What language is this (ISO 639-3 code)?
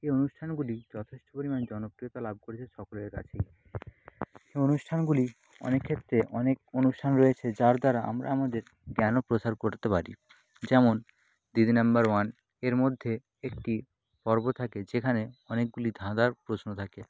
ben